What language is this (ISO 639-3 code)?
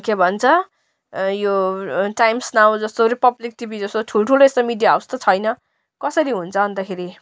nep